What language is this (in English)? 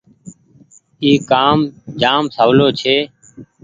Goaria